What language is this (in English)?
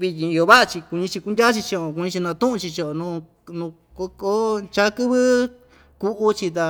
Ixtayutla Mixtec